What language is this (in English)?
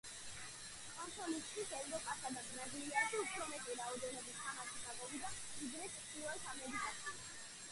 Georgian